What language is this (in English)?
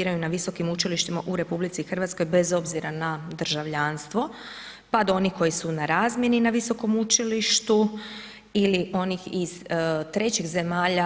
Croatian